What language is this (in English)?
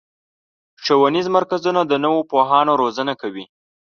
Pashto